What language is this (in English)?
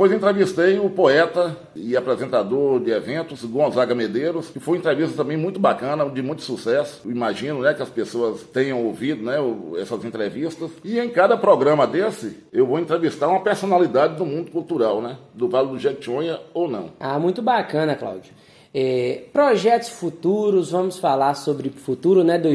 Portuguese